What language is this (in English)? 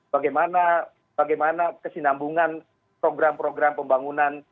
Indonesian